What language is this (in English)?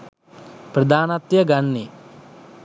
Sinhala